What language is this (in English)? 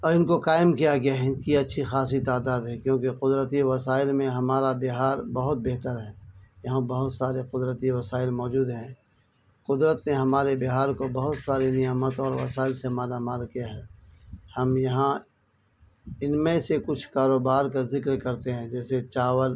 Urdu